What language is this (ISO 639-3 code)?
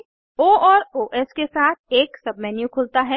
hin